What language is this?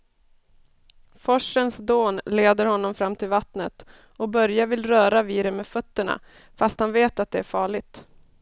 Swedish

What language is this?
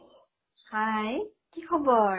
Assamese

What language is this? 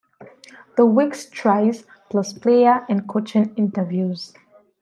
English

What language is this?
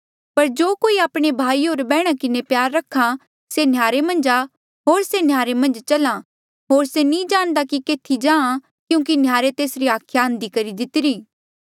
Mandeali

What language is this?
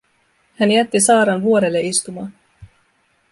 Finnish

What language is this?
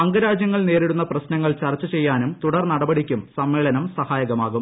Malayalam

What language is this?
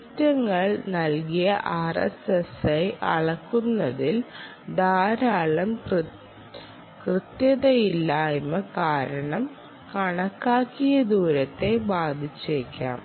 Malayalam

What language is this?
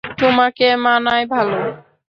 Bangla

